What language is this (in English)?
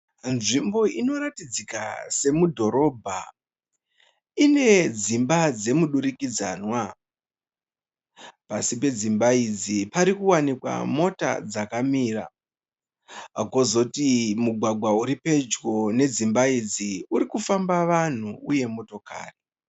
Shona